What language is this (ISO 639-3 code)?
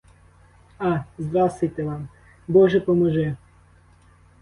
ukr